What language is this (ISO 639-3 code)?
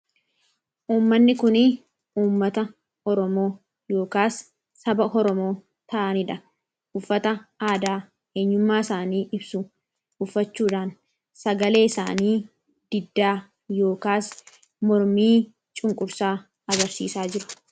orm